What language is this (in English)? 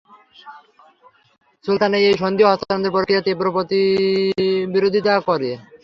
Bangla